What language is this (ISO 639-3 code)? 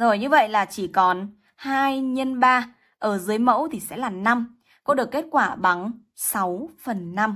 vie